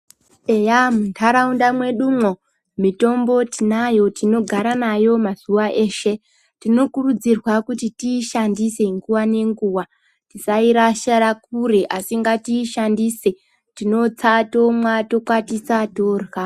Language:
Ndau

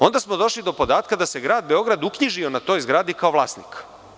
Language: Serbian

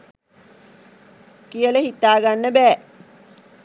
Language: Sinhala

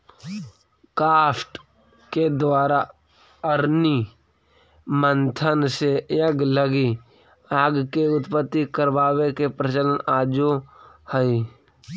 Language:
Magahi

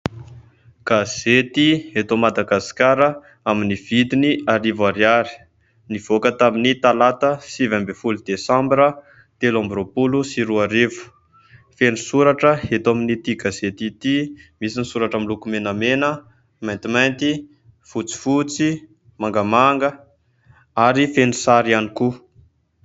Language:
Malagasy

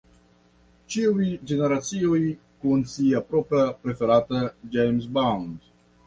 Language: Esperanto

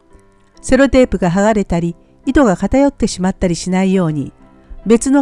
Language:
Japanese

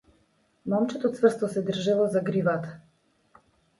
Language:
Macedonian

